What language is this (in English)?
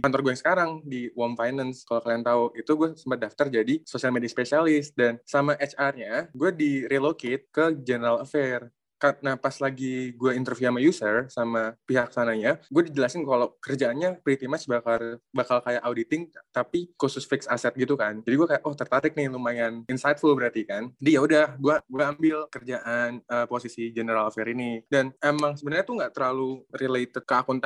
Indonesian